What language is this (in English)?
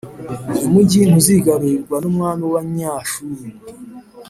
Kinyarwanda